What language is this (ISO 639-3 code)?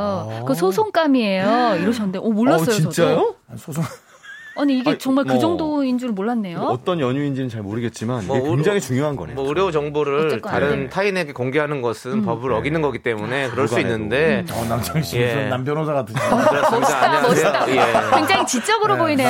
kor